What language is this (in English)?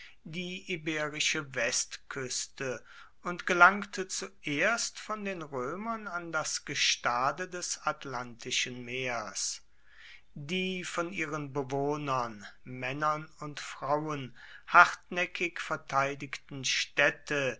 German